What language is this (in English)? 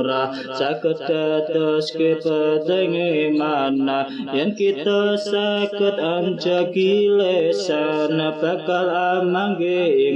Indonesian